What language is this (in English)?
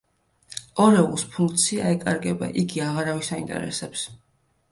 Georgian